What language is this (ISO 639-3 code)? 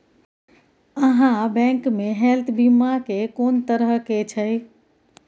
mai